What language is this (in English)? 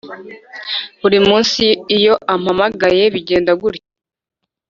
Kinyarwanda